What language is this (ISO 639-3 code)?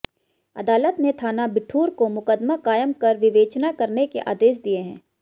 hin